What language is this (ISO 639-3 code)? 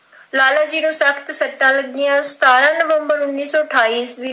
pan